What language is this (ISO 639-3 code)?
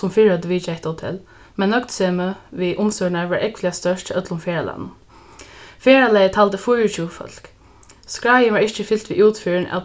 fao